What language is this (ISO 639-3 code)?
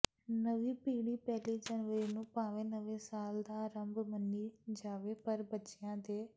pan